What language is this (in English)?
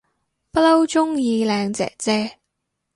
Cantonese